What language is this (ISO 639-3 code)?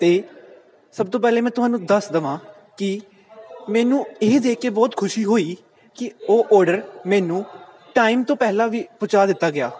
pan